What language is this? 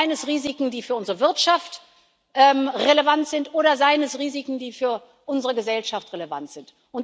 German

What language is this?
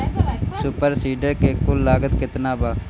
Bhojpuri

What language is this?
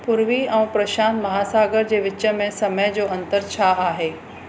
Sindhi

